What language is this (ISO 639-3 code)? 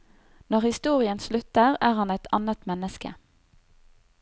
nor